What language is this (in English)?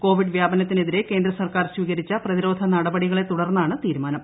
Malayalam